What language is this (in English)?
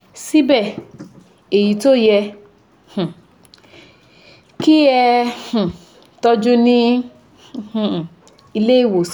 Yoruba